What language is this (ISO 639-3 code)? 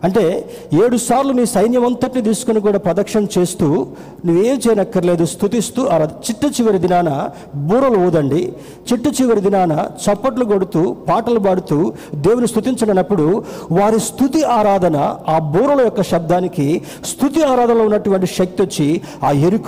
tel